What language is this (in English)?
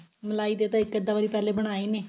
Punjabi